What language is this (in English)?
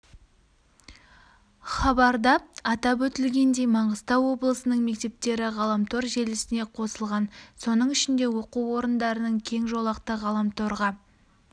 Kazakh